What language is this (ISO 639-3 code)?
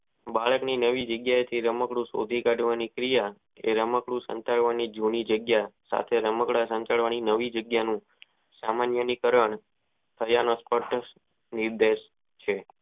guj